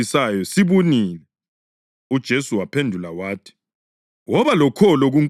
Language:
North Ndebele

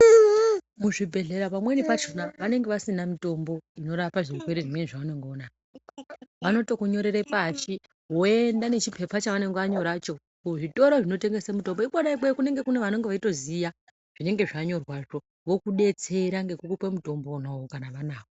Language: Ndau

